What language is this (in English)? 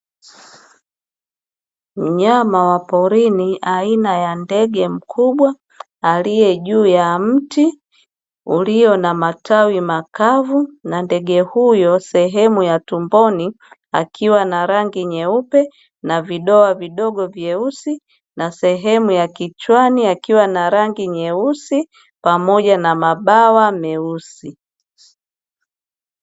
Swahili